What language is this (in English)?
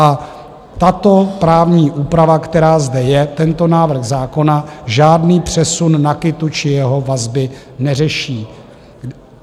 Czech